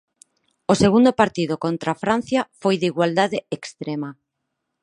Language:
Galician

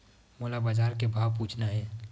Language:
Chhattisgarhi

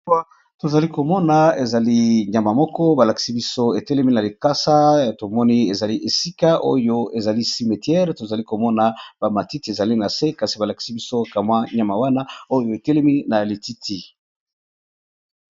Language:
Lingala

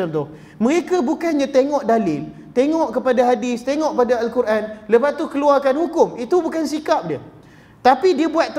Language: Malay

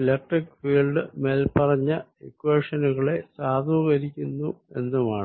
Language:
Malayalam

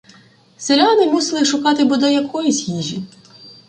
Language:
Ukrainian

